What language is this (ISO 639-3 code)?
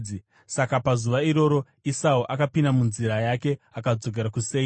sna